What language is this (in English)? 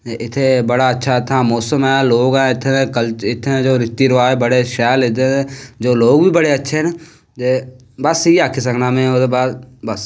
Dogri